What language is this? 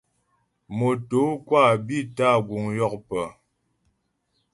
Ghomala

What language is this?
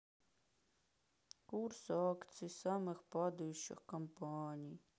Russian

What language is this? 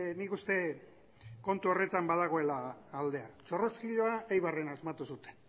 Basque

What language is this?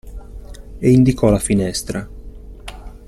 Italian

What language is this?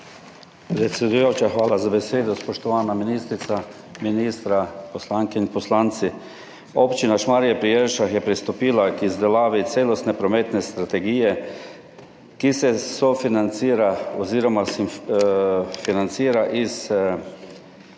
Slovenian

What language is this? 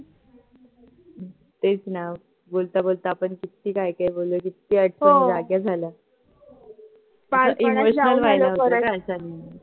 Marathi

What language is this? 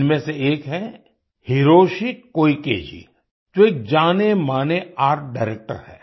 Hindi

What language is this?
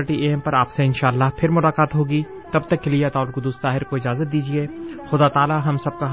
Urdu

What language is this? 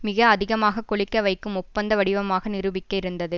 Tamil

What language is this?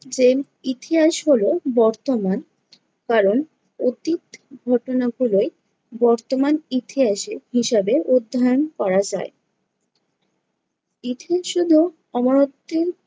Bangla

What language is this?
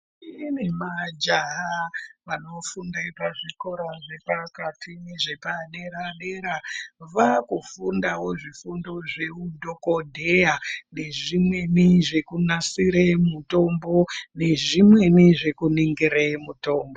Ndau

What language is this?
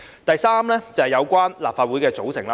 Cantonese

